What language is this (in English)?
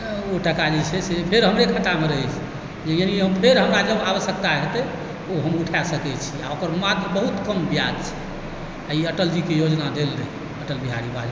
Maithili